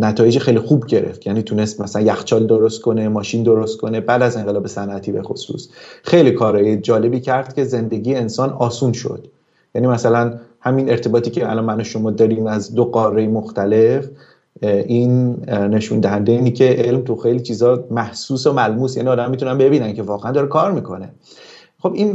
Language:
Persian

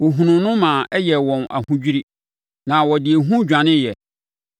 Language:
Akan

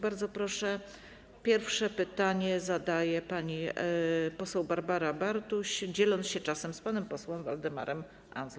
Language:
Polish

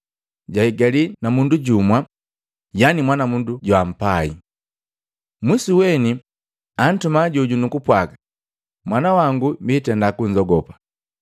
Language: Matengo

